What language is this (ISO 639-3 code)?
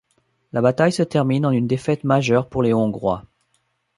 fra